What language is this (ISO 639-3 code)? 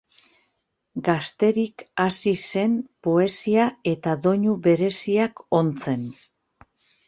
eus